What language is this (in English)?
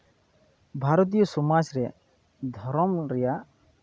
Santali